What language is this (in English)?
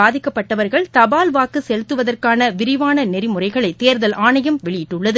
Tamil